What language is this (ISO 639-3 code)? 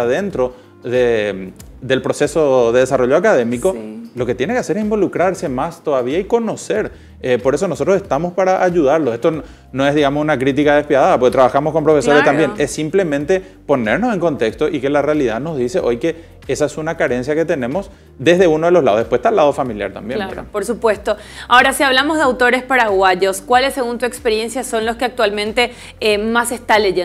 spa